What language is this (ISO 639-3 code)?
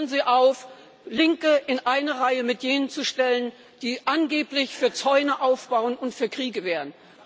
deu